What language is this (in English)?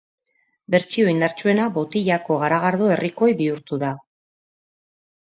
Basque